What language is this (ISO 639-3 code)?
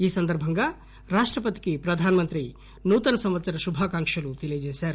tel